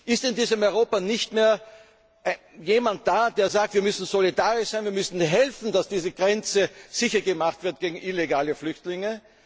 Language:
German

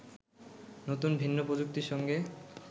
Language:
Bangla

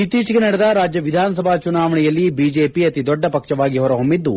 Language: Kannada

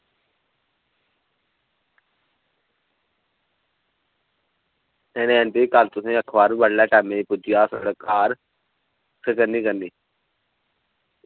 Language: Dogri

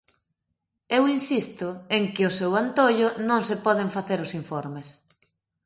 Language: Galician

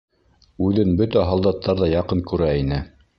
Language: Bashkir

